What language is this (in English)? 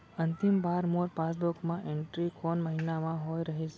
Chhattisgarhi